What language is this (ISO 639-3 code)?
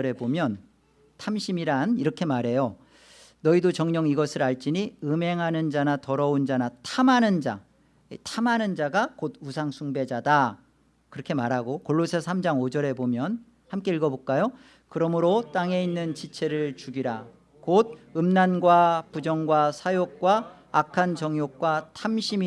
kor